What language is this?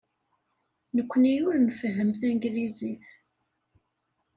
Kabyle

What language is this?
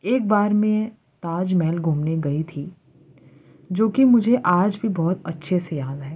Urdu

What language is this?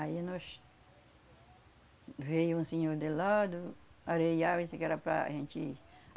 Portuguese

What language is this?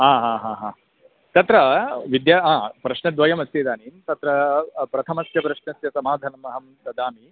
Sanskrit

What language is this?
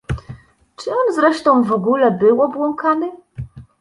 Polish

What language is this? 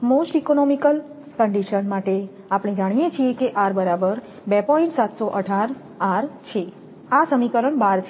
Gujarati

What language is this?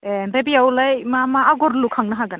Bodo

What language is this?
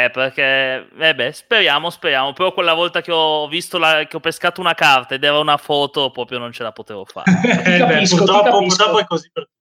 Italian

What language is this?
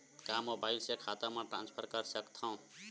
Chhattisgarhi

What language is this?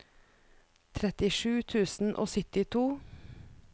Norwegian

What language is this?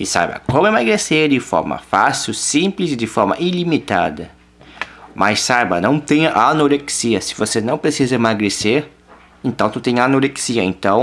Portuguese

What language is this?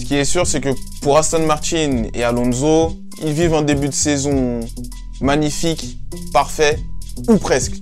French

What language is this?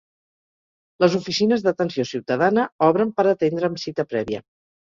Catalan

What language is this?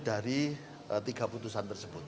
Indonesian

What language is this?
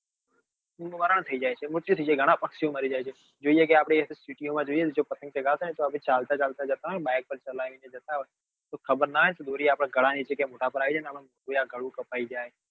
Gujarati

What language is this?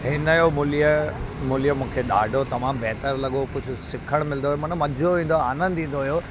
Sindhi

